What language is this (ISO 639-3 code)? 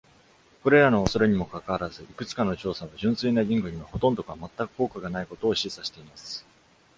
jpn